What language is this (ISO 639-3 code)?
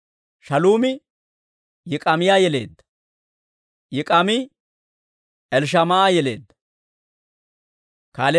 dwr